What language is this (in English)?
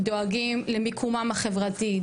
Hebrew